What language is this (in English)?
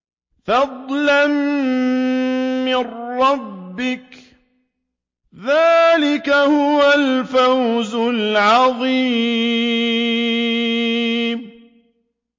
Arabic